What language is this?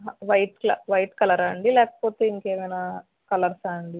Telugu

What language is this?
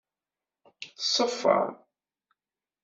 Kabyle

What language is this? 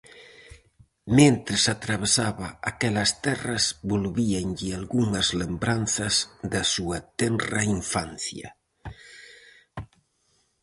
Galician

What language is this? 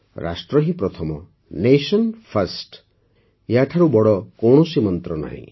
Odia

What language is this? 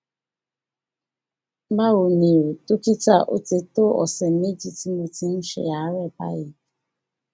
Yoruba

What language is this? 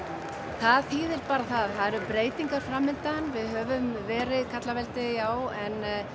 Icelandic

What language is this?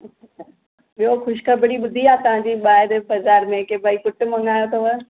Sindhi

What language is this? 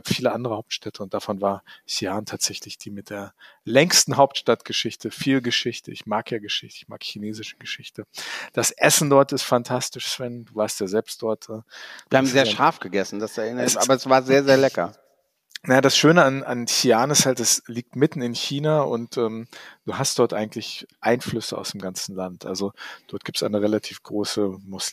German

